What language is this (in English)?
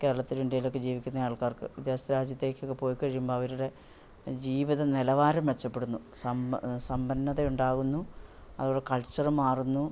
Malayalam